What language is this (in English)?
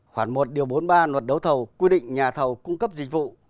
Vietnamese